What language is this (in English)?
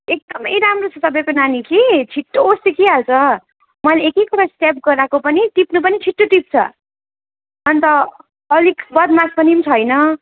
Nepali